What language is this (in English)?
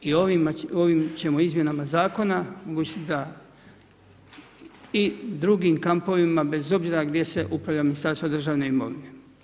Croatian